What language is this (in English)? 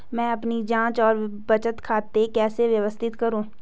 Hindi